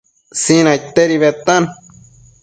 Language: Matsés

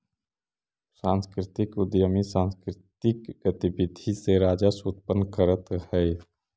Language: Magahi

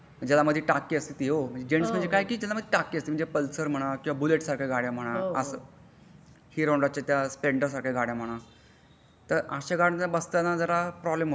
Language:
Marathi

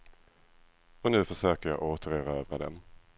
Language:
Swedish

